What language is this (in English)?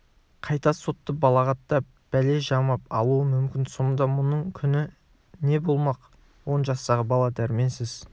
Kazakh